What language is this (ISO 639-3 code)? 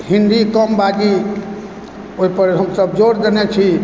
mai